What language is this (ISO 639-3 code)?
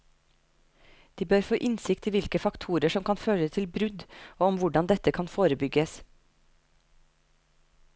nor